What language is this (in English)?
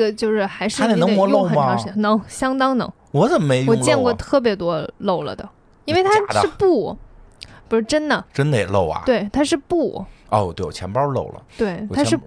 Chinese